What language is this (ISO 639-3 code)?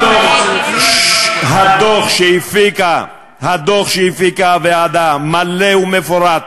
heb